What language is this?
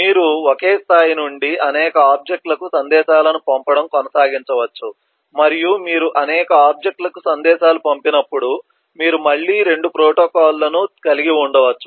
Telugu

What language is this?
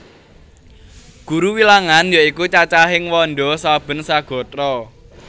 Javanese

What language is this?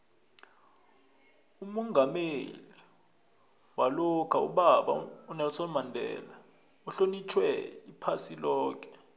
South Ndebele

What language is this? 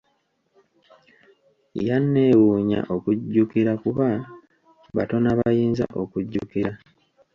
Ganda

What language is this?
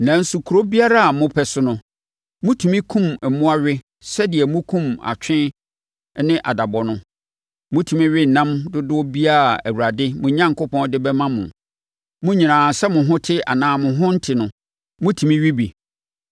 Akan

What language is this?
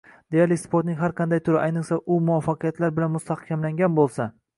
Uzbek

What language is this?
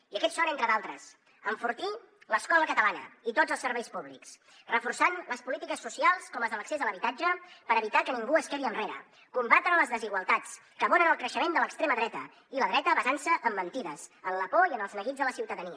Catalan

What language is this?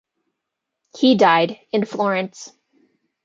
English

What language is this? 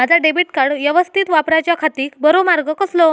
Marathi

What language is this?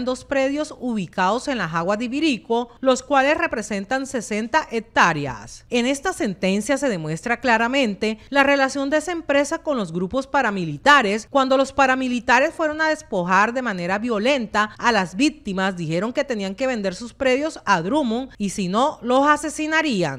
Spanish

